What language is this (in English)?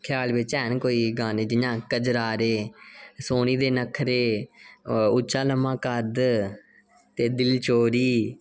Dogri